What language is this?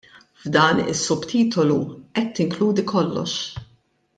Maltese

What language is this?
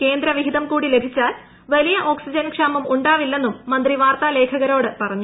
Malayalam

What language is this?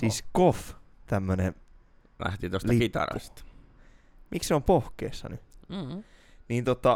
Finnish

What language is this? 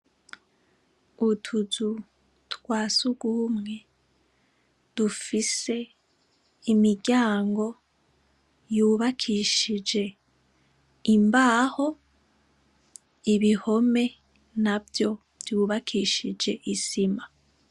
Rundi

